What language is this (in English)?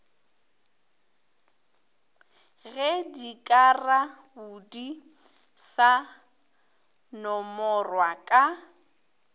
Northern Sotho